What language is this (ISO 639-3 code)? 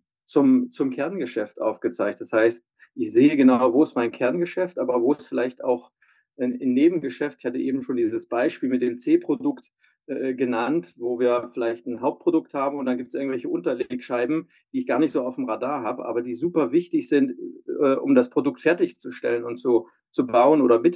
deu